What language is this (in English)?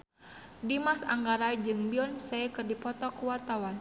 Sundanese